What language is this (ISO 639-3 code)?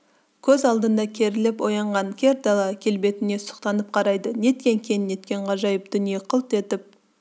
kaz